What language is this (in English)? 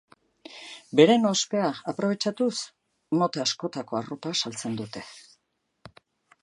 Basque